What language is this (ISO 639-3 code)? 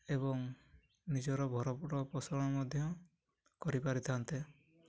ori